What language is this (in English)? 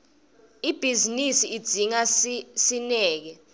Swati